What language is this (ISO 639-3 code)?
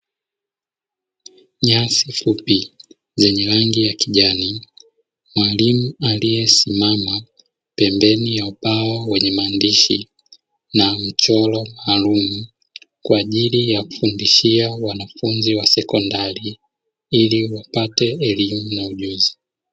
swa